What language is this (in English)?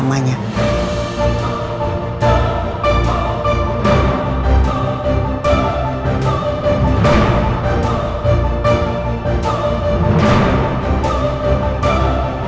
Indonesian